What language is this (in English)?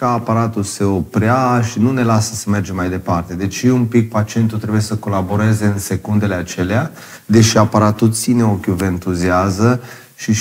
Romanian